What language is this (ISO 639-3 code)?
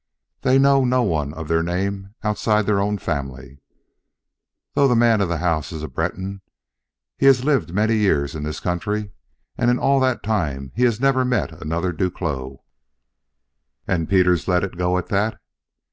eng